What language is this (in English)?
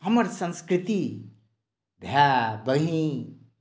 Maithili